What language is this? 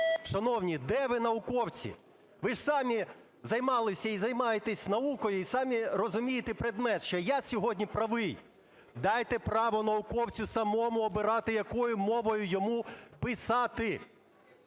Ukrainian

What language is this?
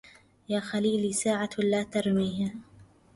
Arabic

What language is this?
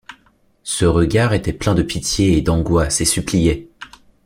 French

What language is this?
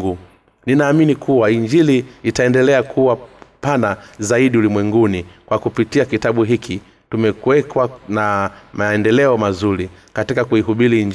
Swahili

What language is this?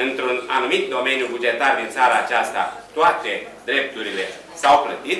Romanian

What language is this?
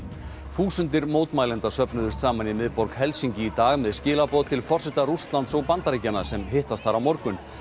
Icelandic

